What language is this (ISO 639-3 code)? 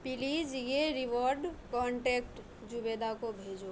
urd